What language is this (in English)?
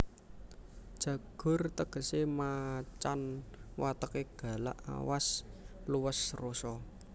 Javanese